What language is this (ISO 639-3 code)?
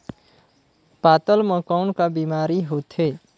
hne